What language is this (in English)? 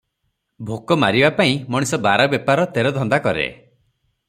Odia